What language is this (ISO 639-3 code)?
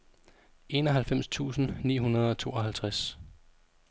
dan